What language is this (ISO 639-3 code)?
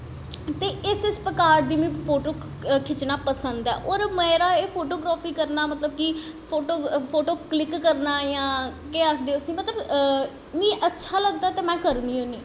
doi